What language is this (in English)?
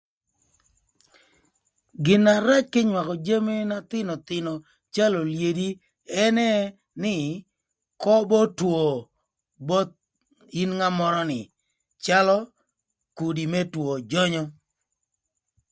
Thur